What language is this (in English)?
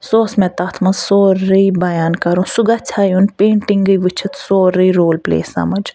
Kashmiri